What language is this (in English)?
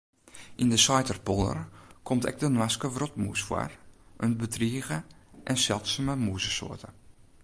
Western Frisian